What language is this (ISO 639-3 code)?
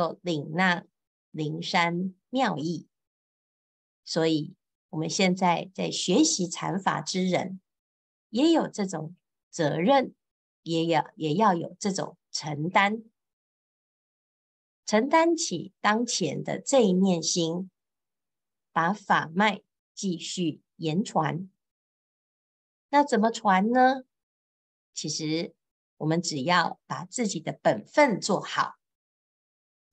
zho